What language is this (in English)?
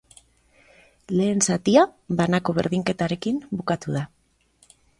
Basque